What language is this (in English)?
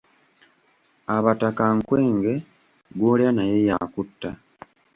Ganda